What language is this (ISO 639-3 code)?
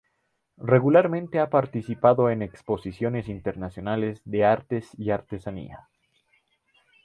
spa